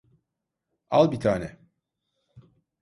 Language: Turkish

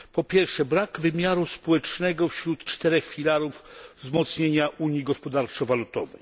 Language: Polish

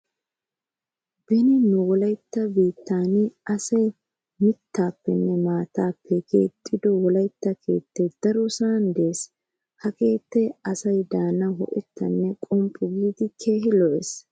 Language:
Wolaytta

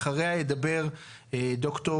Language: Hebrew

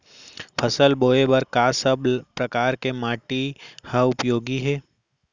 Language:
Chhattisgarhi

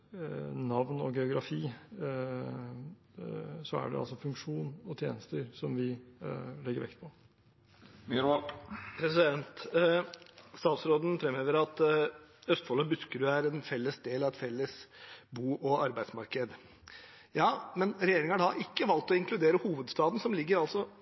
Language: Norwegian Bokmål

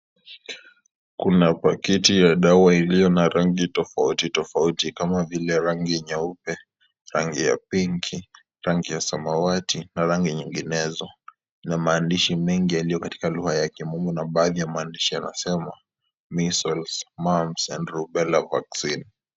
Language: Swahili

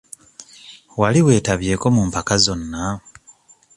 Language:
Ganda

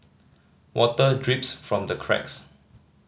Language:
English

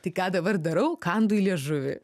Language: Lithuanian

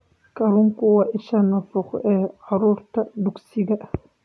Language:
Somali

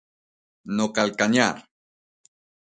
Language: Galician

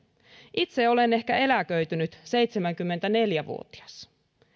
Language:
Finnish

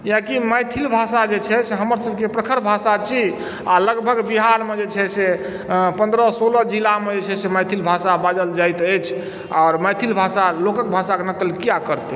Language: Maithili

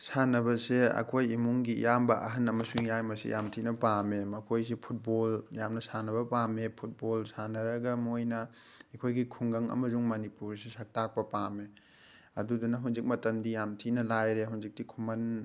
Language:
Manipuri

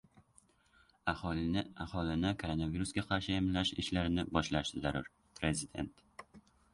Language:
Uzbek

